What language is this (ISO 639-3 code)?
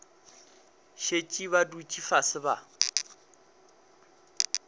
nso